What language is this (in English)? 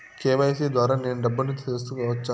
Telugu